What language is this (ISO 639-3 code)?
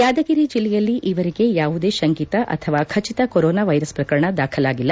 kan